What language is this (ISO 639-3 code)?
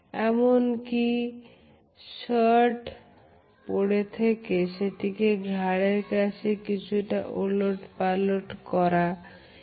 ben